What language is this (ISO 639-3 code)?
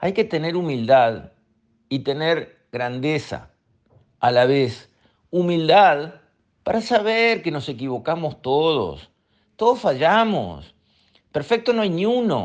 spa